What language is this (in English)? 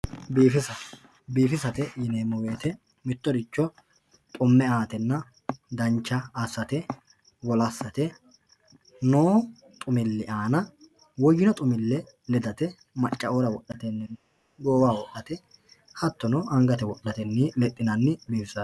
Sidamo